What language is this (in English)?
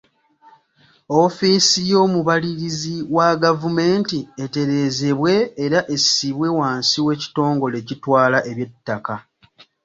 Ganda